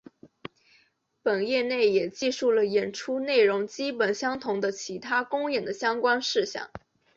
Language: Chinese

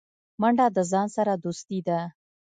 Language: Pashto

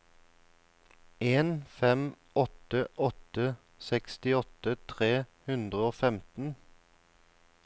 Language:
Norwegian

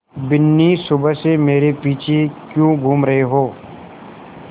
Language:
Hindi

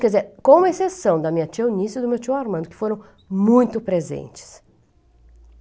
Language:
Portuguese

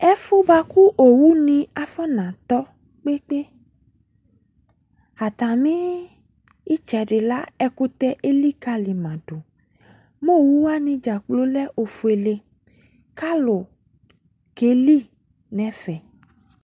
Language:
Ikposo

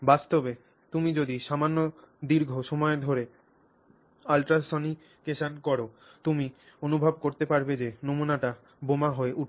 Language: Bangla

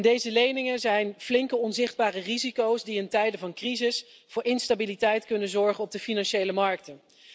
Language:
Dutch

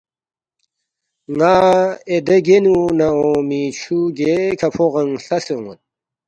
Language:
Balti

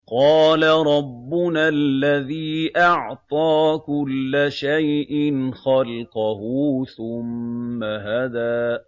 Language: Arabic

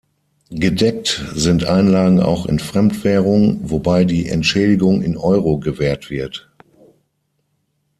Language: German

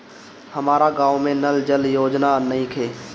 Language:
Bhojpuri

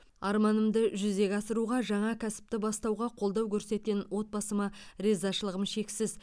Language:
Kazakh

